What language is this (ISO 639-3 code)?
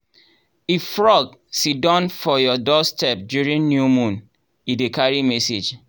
pcm